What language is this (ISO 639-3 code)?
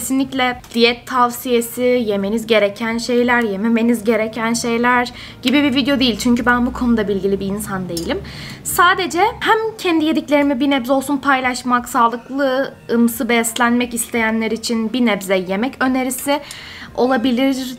tur